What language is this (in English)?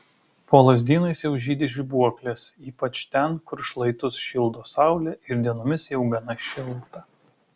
Lithuanian